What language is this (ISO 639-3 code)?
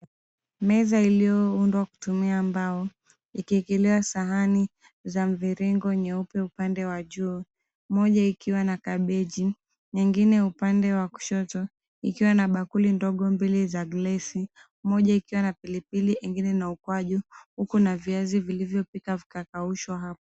swa